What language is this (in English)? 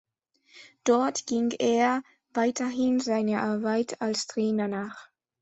German